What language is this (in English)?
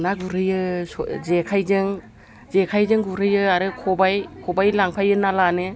Bodo